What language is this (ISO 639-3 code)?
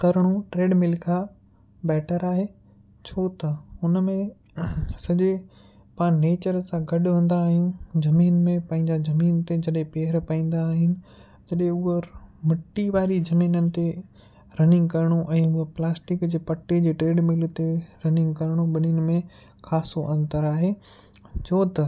snd